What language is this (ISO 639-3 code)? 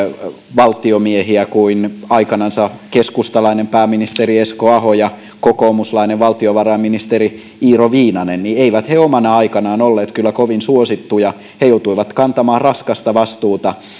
fin